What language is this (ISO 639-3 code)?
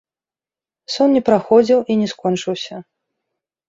bel